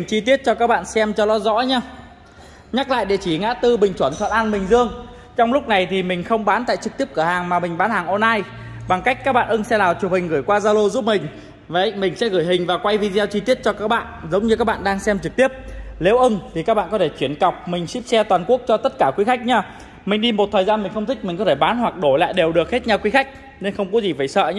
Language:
Vietnamese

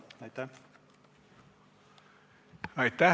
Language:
Estonian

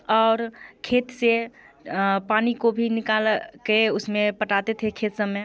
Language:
Hindi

